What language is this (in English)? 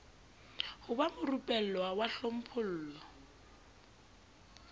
Southern Sotho